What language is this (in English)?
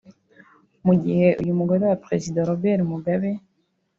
Kinyarwanda